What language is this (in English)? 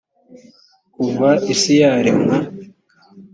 Kinyarwanda